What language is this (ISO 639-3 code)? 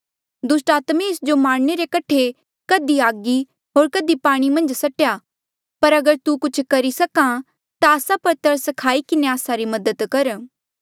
mjl